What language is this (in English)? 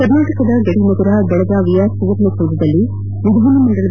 Kannada